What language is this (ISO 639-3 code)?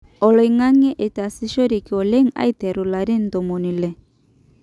mas